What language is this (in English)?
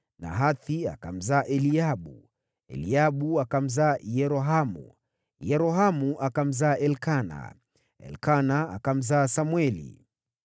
Swahili